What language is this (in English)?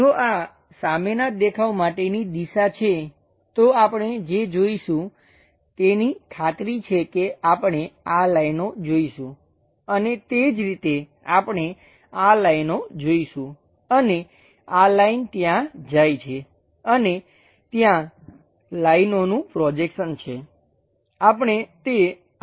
Gujarati